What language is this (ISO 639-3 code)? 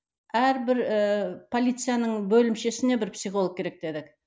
kaz